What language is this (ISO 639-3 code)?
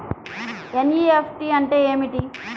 tel